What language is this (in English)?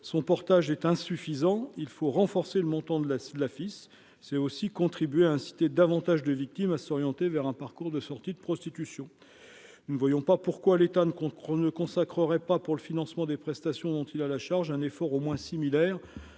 French